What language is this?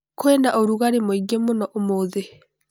Kikuyu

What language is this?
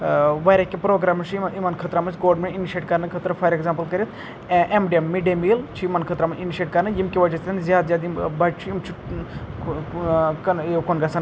Kashmiri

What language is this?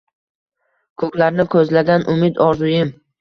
Uzbek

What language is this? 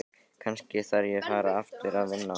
Icelandic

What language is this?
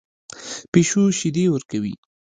Pashto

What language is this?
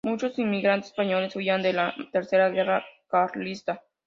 Spanish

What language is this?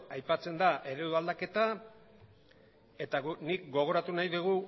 Basque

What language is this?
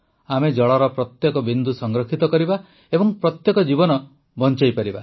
Odia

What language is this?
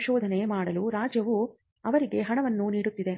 Kannada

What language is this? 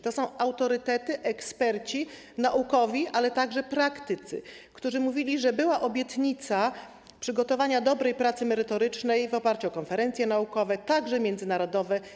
Polish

